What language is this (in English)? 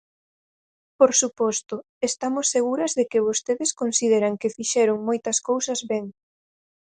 Galician